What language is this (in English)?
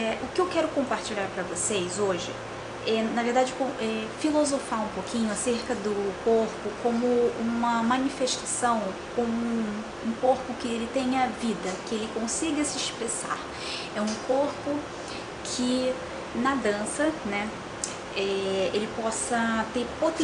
Portuguese